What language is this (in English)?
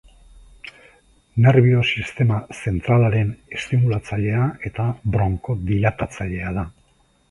Basque